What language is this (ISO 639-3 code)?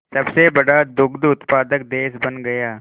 hin